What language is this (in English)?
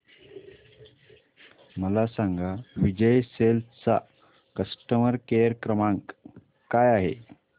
Marathi